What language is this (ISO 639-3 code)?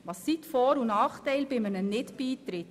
gsw